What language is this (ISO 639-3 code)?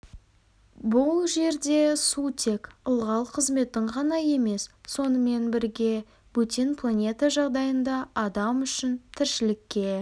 kaz